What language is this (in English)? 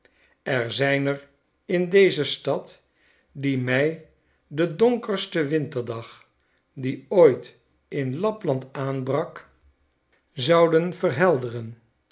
Dutch